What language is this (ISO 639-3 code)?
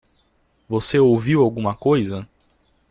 por